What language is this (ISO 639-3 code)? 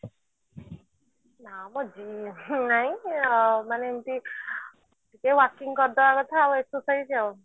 ori